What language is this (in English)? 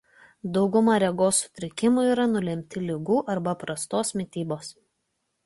Lithuanian